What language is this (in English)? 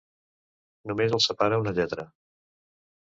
Catalan